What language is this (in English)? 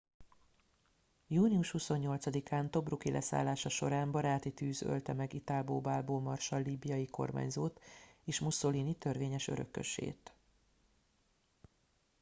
Hungarian